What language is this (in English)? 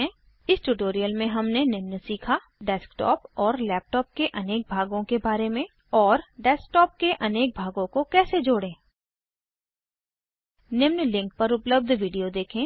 Hindi